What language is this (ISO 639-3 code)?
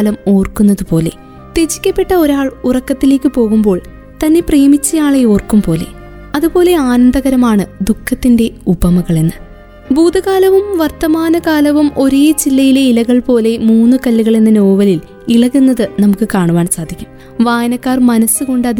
mal